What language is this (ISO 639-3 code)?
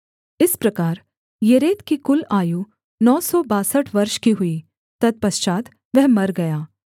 hin